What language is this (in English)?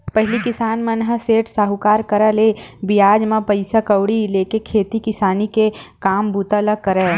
Chhattisgarhi